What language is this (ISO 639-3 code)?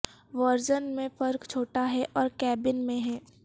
urd